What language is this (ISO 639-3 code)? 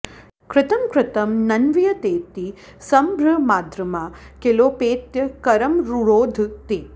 san